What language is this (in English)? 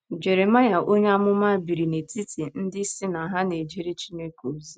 Igbo